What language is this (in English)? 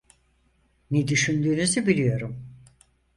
Turkish